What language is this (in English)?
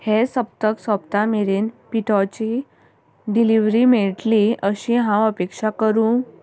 Konkani